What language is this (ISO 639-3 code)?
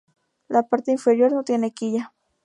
spa